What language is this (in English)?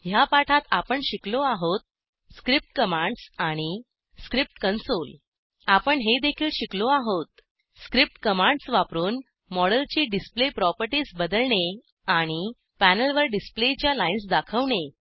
Marathi